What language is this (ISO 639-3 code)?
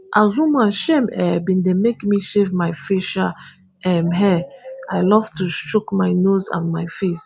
pcm